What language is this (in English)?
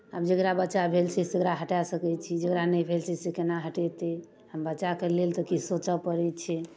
Maithili